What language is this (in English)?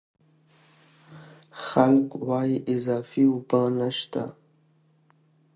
Pashto